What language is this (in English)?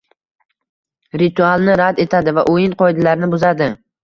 Uzbek